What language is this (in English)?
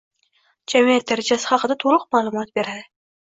Uzbek